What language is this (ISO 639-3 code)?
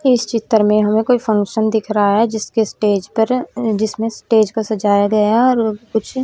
hin